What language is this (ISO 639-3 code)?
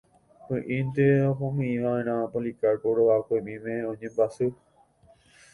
grn